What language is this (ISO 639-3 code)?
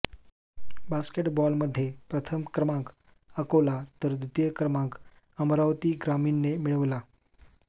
mar